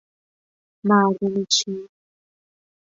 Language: Persian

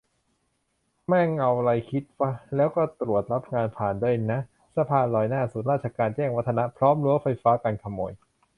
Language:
Thai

